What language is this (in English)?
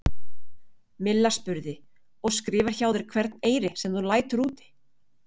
Icelandic